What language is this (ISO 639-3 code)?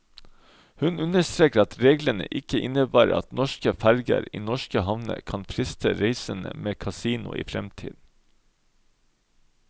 nor